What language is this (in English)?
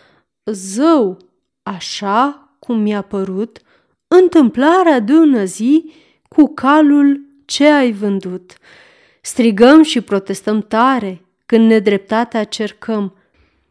Romanian